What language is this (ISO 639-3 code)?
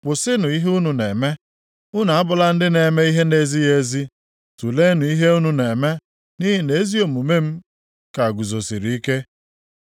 ibo